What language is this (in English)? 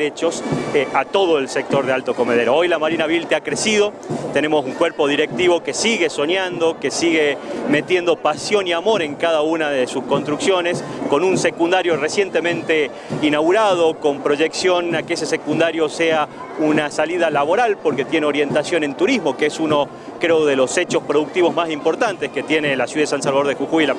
Spanish